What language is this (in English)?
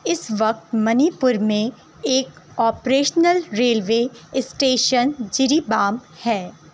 Urdu